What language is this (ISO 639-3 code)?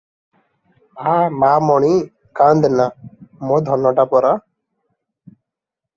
ori